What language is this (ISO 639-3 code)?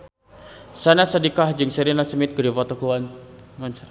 sun